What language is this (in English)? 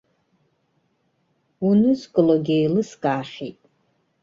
Abkhazian